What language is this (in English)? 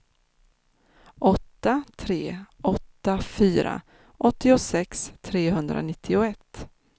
Swedish